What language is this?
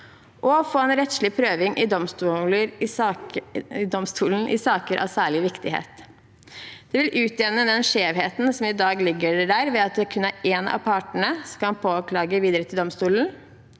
Norwegian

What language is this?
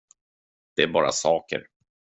Swedish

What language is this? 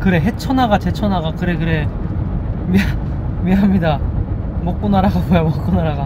Korean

